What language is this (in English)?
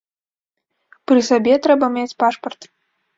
Belarusian